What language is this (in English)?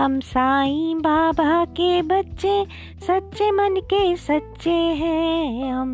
Hindi